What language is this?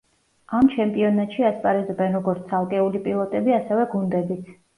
Georgian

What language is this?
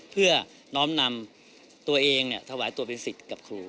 Thai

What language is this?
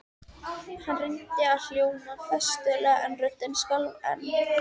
Icelandic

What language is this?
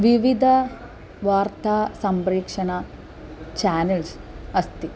Sanskrit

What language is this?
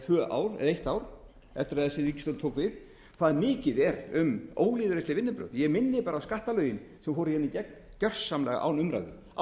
Icelandic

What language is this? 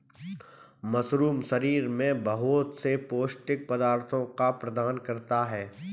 Hindi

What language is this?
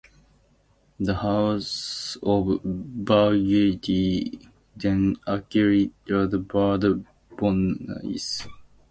English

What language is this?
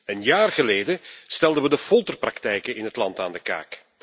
Dutch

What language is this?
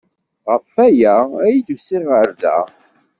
Kabyle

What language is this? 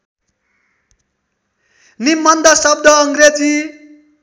Nepali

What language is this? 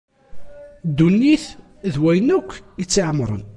Kabyle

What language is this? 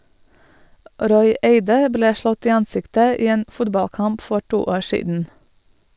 Norwegian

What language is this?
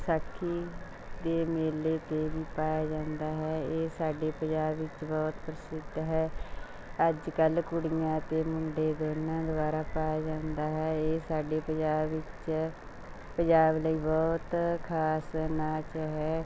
Punjabi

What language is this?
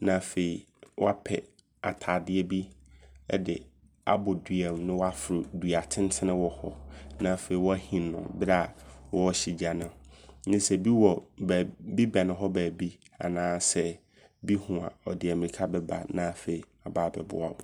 Abron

